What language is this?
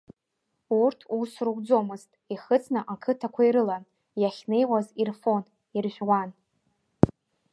Abkhazian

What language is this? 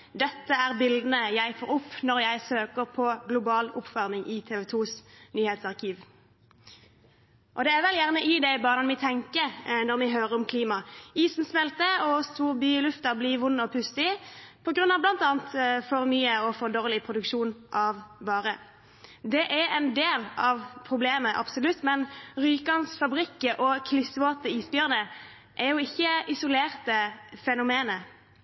Norwegian Bokmål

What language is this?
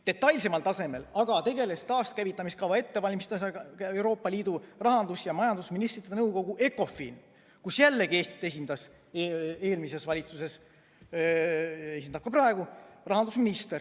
Estonian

